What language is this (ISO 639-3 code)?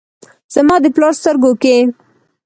pus